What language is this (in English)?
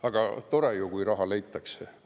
Estonian